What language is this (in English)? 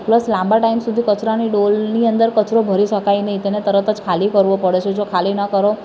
Gujarati